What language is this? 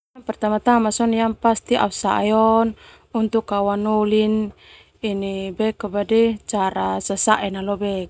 Termanu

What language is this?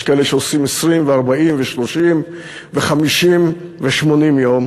Hebrew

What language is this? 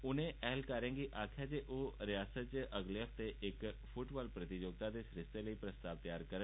Dogri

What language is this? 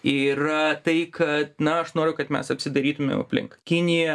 Lithuanian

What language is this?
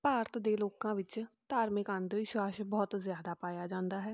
Punjabi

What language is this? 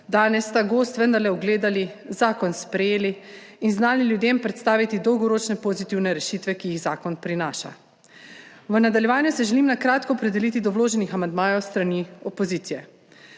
Slovenian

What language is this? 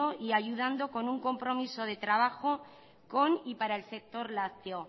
Spanish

